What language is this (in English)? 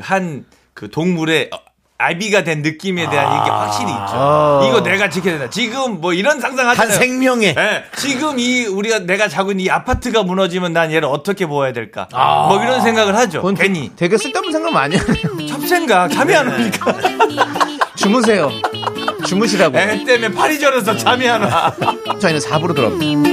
Korean